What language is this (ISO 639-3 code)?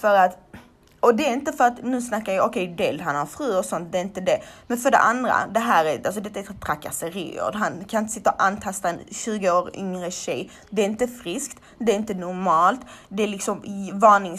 swe